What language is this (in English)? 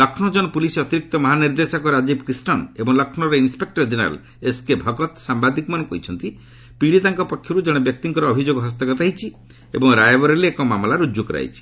Odia